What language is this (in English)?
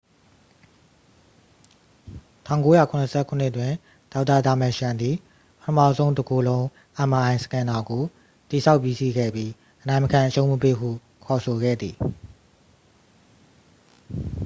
Burmese